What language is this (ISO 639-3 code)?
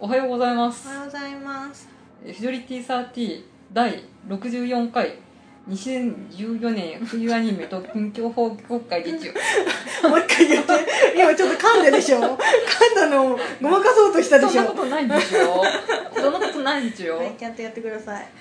jpn